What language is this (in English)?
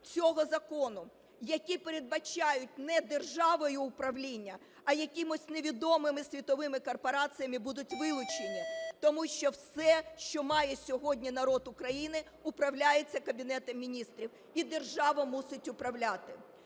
Ukrainian